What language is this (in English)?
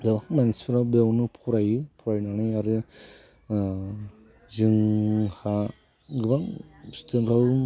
Bodo